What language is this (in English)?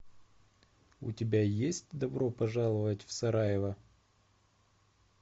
Russian